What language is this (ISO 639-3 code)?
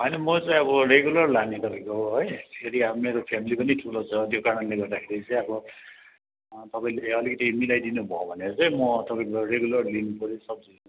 nep